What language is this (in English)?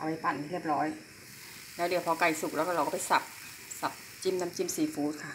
Thai